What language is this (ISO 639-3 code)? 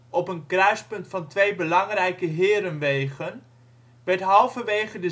nld